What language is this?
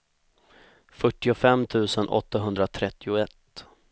Swedish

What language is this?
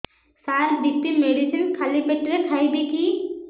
Odia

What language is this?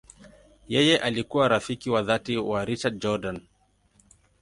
Swahili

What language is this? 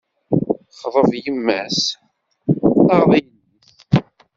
Kabyle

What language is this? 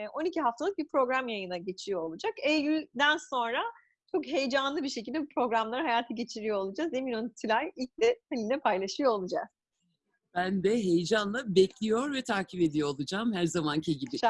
Turkish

